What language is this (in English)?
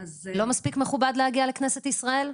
Hebrew